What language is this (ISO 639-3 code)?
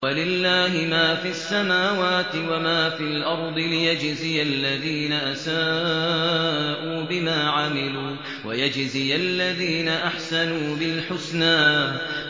ara